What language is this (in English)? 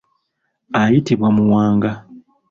Ganda